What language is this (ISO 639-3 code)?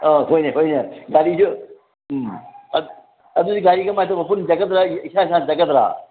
mni